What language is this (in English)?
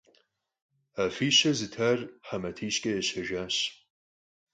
Kabardian